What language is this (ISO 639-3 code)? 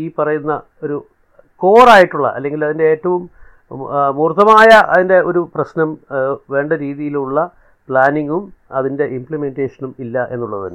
mal